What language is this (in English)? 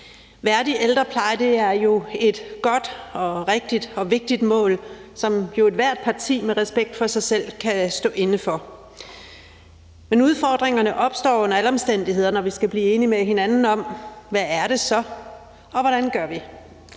Danish